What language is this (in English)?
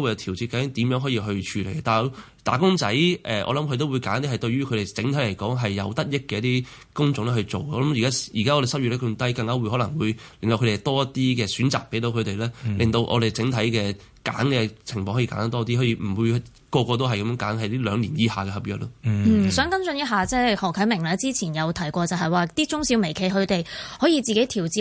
Chinese